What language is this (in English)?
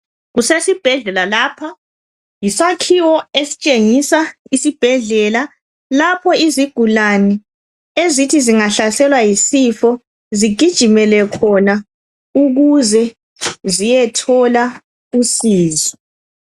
North Ndebele